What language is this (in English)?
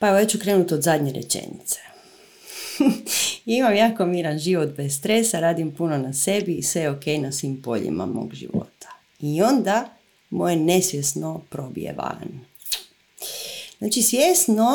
Croatian